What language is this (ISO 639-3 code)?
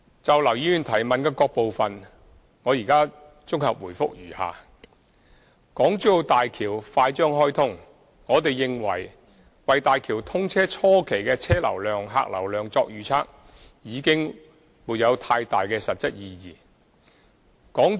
yue